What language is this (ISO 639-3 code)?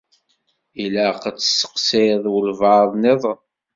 kab